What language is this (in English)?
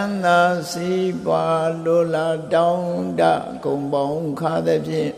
Vietnamese